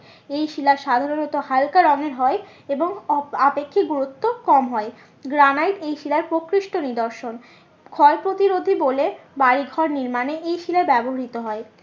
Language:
Bangla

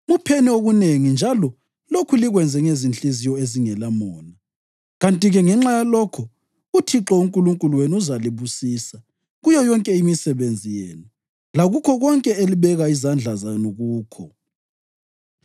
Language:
North Ndebele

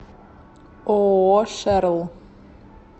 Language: Russian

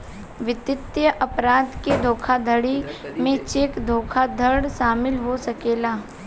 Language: Bhojpuri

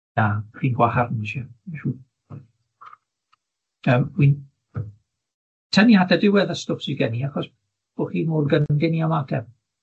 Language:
Welsh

